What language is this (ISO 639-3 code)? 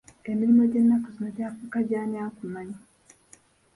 lug